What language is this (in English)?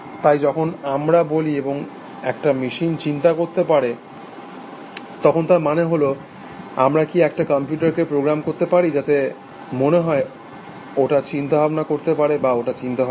Bangla